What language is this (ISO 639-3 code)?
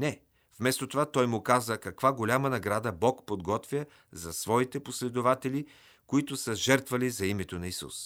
bul